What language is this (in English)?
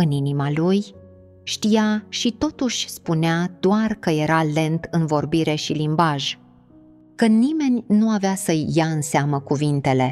Romanian